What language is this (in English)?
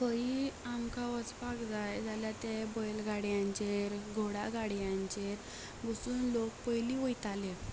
Konkani